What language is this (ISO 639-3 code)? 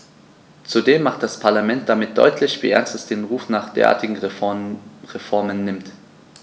deu